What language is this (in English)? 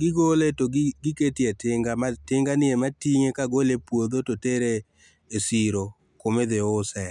Luo (Kenya and Tanzania)